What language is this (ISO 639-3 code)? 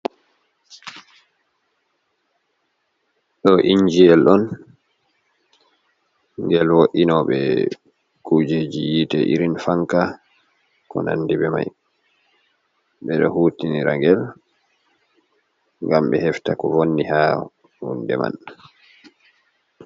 ful